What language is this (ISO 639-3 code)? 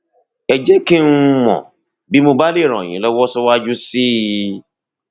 yor